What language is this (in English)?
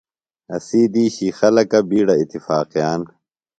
Phalura